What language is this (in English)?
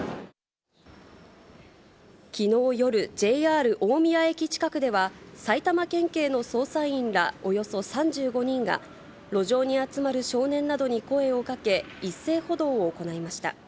Japanese